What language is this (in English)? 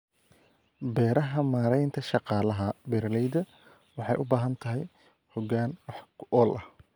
Somali